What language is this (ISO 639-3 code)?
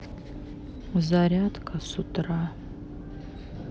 rus